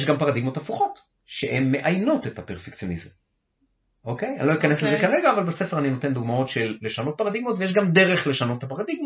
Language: Hebrew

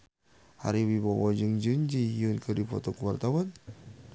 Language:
Sundanese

